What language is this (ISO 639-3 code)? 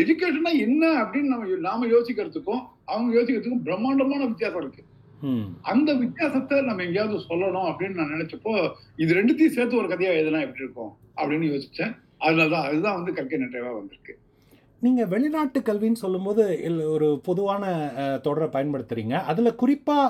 tam